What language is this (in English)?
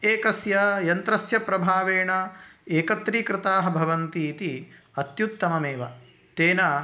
Sanskrit